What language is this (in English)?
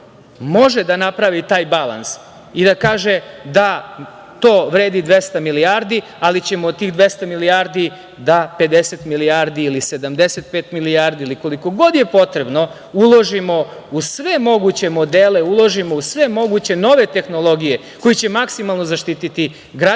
Serbian